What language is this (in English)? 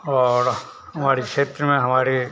Hindi